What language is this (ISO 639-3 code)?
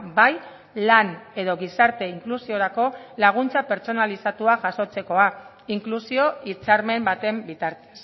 eus